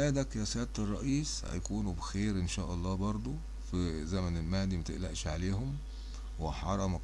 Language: Arabic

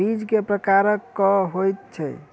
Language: Maithili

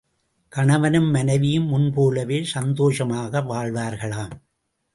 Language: Tamil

